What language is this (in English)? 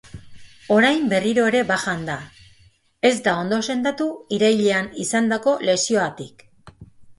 Basque